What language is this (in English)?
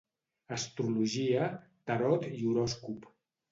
Catalan